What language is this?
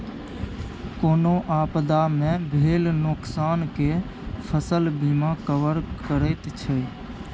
Maithili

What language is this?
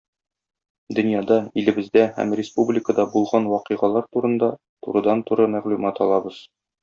Tatar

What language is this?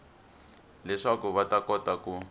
Tsonga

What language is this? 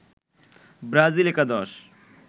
Bangla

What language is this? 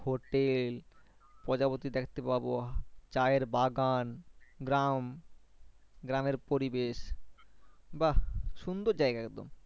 Bangla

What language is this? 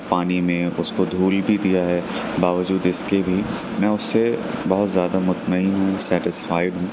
Urdu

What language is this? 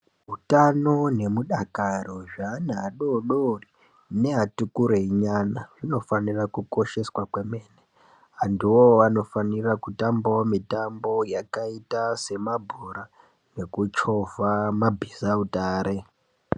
Ndau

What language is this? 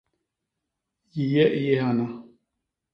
Basaa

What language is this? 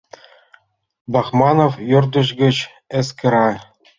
Mari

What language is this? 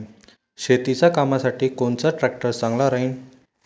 Marathi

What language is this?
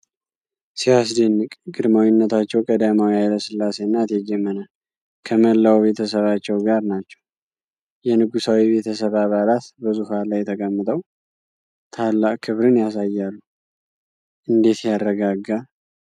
Amharic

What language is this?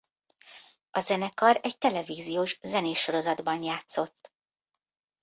Hungarian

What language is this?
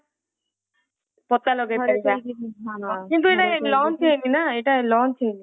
Odia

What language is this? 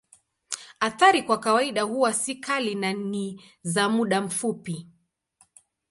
Swahili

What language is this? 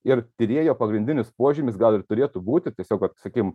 Lithuanian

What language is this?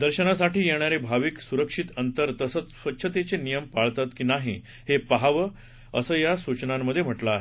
Marathi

